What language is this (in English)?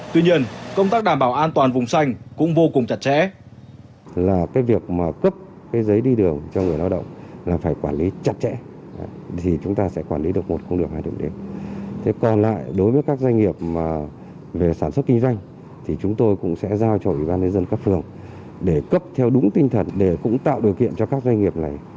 Vietnamese